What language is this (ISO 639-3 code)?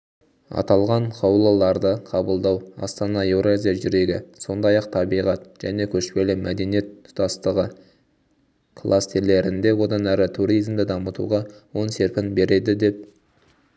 kaz